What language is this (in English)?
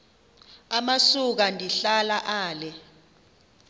Xhosa